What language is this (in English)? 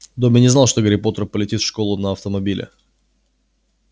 Russian